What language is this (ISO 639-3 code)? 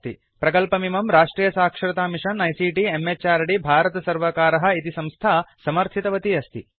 san